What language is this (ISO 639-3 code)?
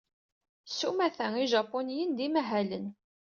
kab